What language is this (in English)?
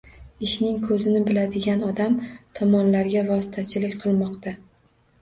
Uzbek